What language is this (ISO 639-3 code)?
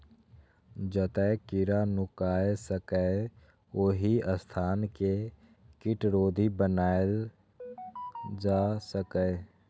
mai